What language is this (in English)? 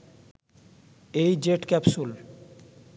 Bangla